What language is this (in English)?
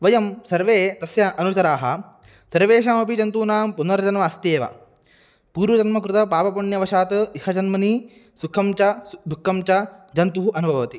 Sanskrit